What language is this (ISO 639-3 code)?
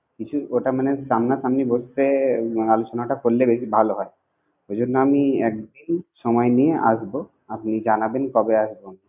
ben